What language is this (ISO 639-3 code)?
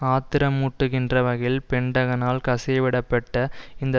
tam